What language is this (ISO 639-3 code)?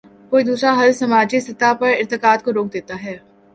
urd